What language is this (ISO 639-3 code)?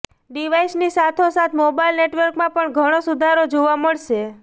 guj